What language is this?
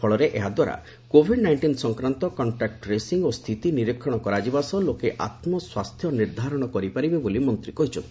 Odia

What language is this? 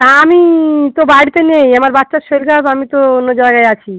Bangla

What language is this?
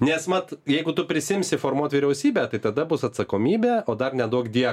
Lithuanian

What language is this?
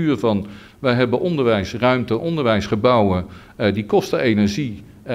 Dutch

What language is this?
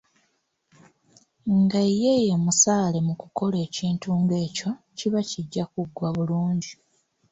Ganda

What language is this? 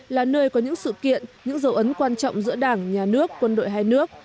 Vietnamese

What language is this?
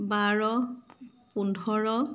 Assamese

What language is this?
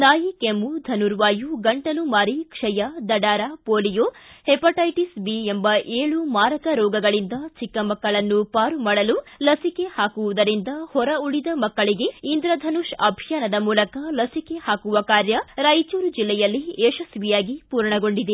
Kannada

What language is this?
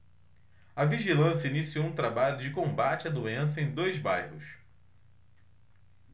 Portuguese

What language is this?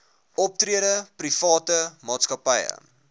Afrikaans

